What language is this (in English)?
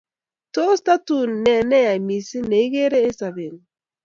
Kalenjin